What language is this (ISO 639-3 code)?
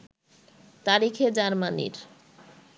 ben